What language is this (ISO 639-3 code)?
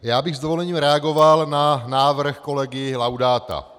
ces